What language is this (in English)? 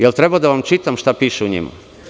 Serbian